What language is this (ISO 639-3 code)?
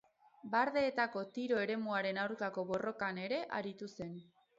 eus